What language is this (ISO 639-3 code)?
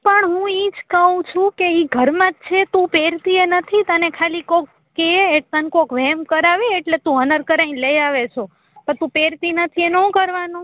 guj